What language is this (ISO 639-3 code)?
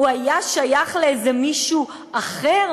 heb